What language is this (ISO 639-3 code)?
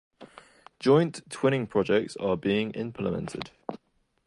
eng